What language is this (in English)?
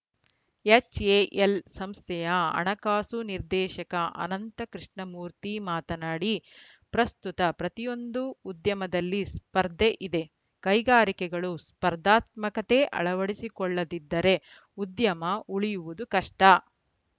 Kannada